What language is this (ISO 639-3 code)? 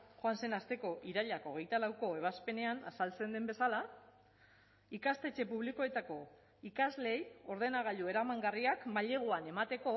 eus